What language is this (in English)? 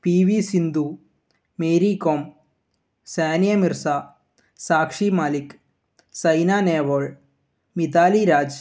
Malayalam